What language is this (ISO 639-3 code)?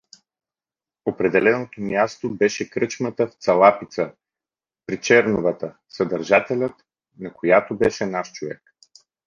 bul